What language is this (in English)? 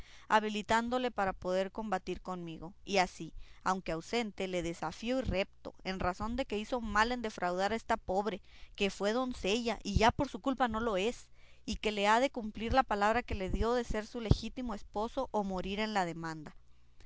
Spanish